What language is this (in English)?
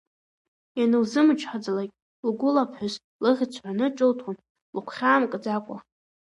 Abkhazian